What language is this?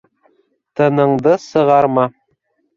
Bashkir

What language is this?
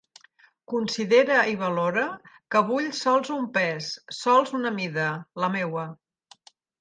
Catalan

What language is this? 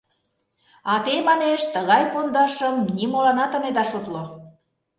Mari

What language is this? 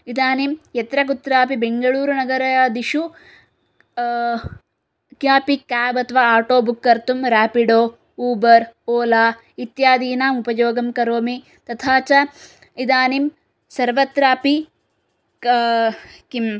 Sanskrit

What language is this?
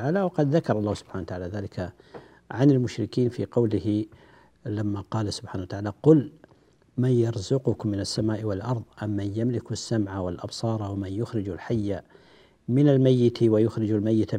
Arabic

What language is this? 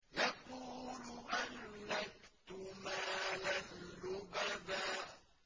Arabic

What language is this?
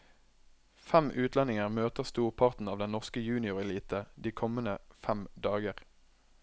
Norwegian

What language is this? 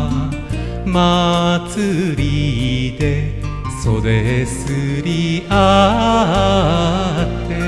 Japanese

